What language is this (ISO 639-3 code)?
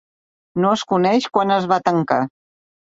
cat